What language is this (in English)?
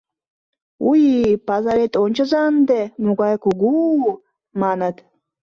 Mari